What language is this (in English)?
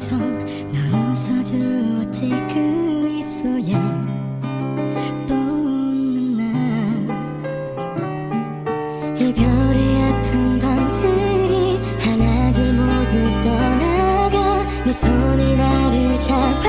Thai